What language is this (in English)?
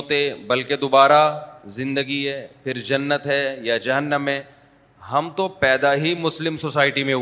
Urdu